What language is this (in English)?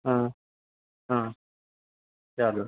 Gujarati